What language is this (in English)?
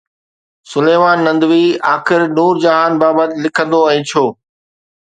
Sindhi